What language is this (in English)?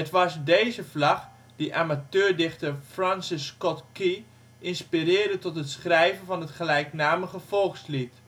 Dutch